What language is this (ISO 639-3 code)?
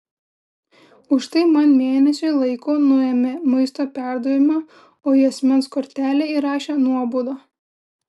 lit